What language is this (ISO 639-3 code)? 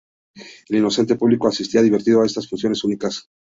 spa